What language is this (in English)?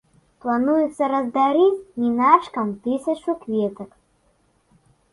Belarusian